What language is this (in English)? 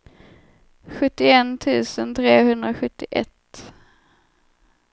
Swedish